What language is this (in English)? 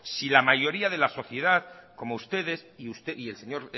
Spanish